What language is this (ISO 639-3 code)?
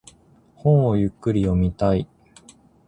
jpn